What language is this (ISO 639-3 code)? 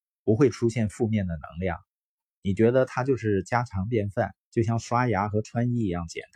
zho